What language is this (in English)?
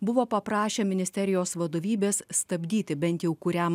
Lithuanian